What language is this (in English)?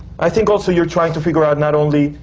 English